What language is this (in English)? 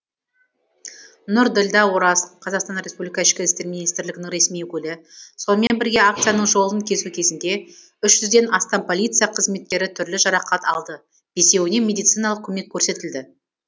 Kazakh